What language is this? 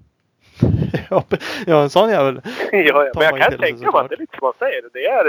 Swedish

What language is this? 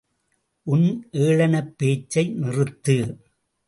Tamil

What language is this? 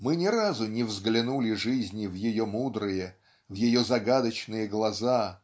Russian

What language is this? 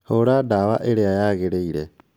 Kikuyu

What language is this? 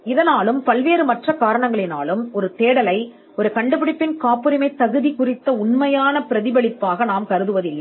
Tamil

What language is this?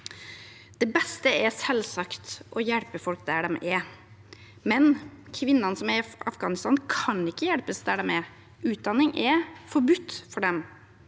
Norwegian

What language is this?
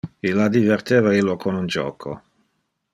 Interlingua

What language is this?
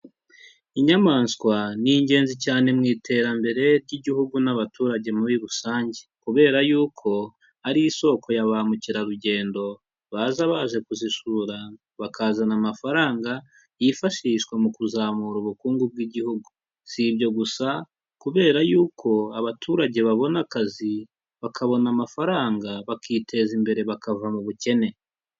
Kinyarwanda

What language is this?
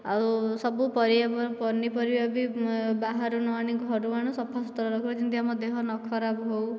Odia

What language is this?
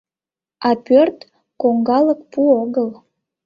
Mari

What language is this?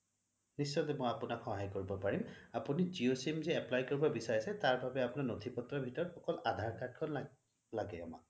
Assamese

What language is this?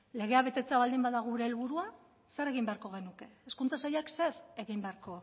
Basque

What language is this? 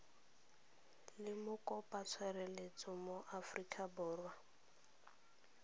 Tswana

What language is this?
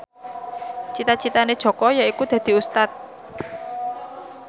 Javanese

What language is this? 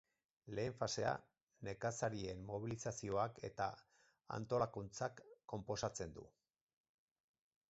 Basque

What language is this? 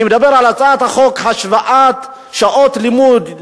Hebrew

